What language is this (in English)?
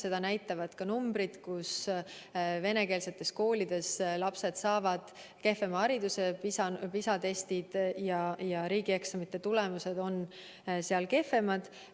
Estonian